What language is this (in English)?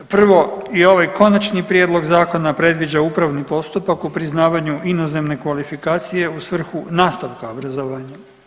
Croatian